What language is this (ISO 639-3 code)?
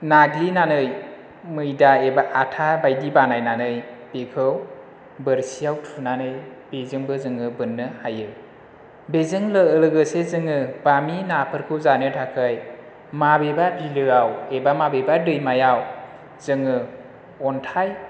brx